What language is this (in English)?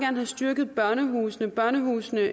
Danish